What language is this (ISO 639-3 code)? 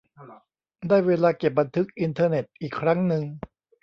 tha